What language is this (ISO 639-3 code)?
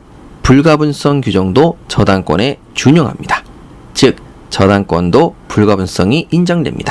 kor